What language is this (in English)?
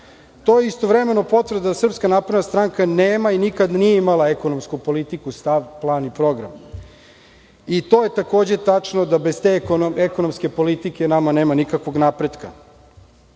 Serbian